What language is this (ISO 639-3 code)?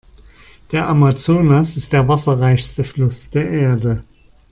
deu